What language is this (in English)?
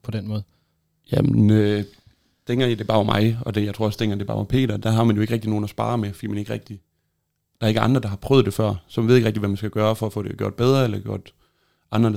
Danish